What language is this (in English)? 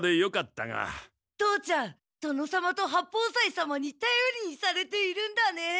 Japanese